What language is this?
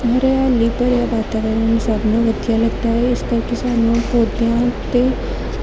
Punjabi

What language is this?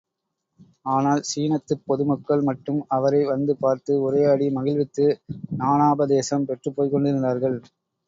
Tamil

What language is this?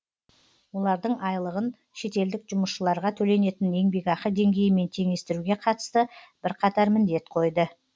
Kazakh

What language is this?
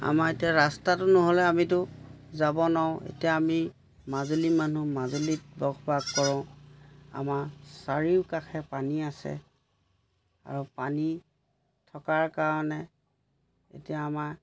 Assamese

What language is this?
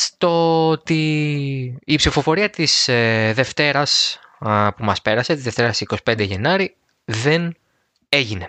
Greek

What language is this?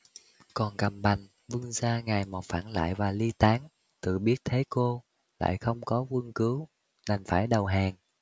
Vietnamese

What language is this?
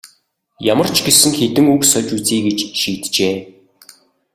Mongolian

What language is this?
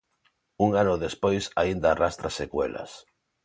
Galician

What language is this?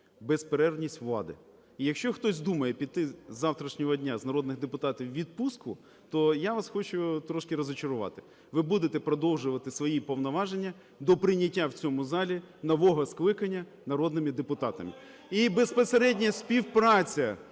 Ukrainian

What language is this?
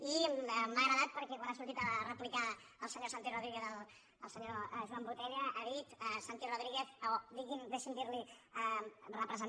Catalan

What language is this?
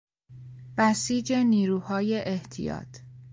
Persian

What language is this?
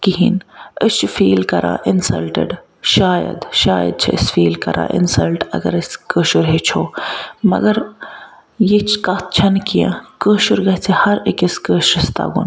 Kashmiri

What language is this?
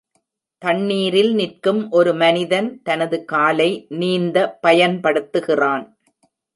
Tamil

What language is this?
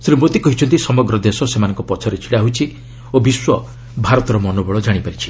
Odia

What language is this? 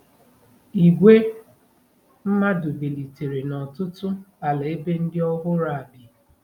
Igbo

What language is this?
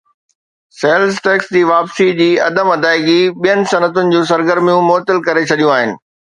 Sindhi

